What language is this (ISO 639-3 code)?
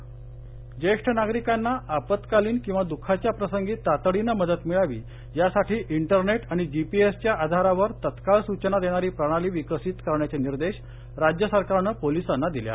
mar